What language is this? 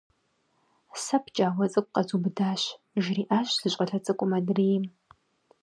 Kabardian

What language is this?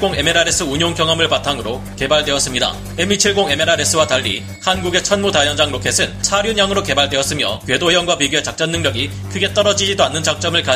Korean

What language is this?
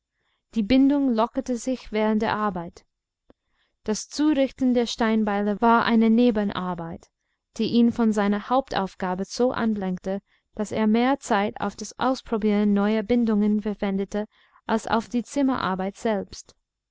German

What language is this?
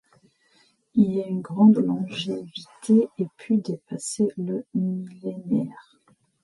French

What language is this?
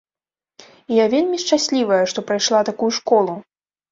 Belarusian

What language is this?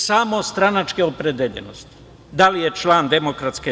Serbian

